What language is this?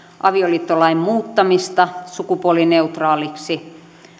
Finnish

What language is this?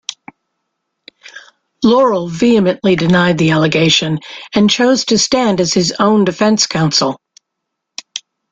English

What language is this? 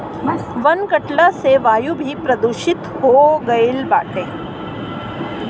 Bhojpuri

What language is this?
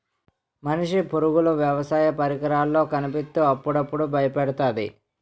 Telugu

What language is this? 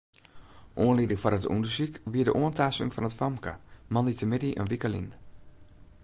Western Frisian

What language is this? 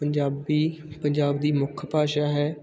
Punjabi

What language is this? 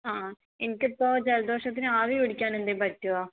Malayalam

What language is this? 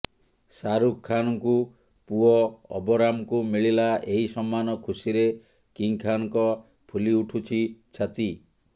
Odia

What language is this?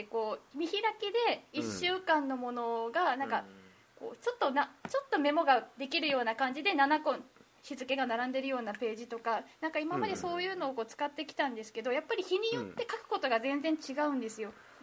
Japanese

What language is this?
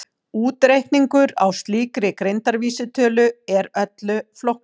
Icelandic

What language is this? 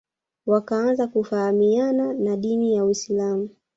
Swahili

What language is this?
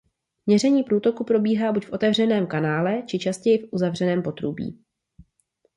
Czech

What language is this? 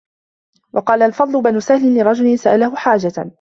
Arabic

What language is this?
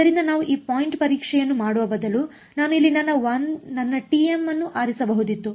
Kannada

